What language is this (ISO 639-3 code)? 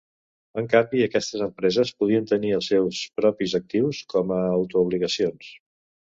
cat